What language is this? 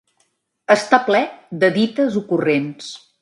Catalan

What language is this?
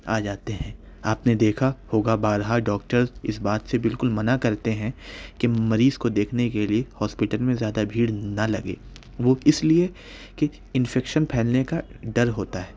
Urdu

